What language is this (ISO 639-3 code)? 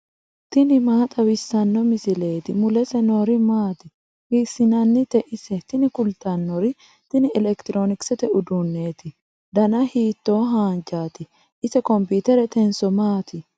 sid